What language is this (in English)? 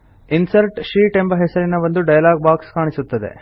Kannada